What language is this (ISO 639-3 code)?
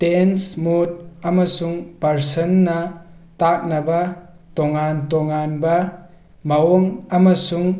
mni